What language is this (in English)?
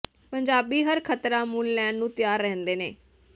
Punjabi